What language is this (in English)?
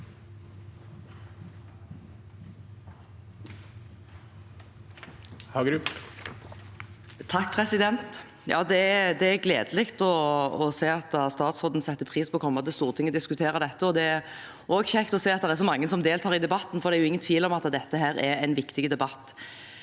Norwegian